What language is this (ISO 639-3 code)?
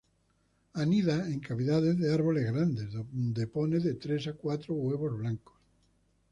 spa